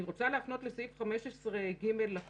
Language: Hebrew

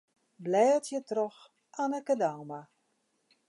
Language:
Western Frisian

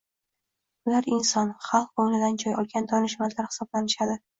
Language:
Uzbek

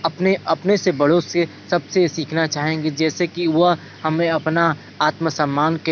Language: Hindi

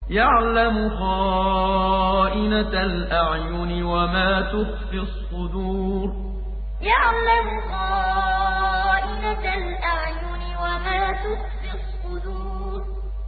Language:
Arabic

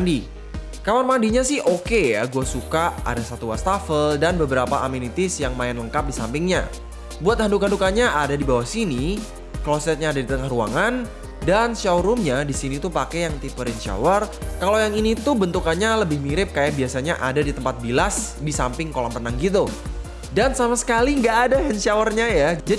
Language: Indonesian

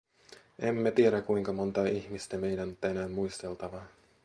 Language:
Finnish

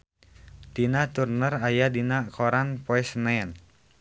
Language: Sundanese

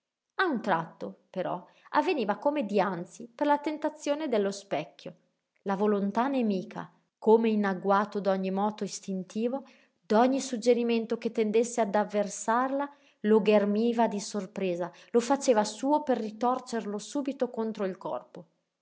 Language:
Italian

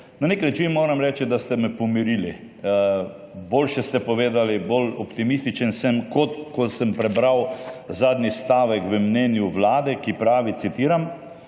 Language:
Slovenian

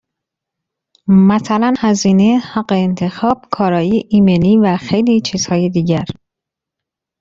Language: Persian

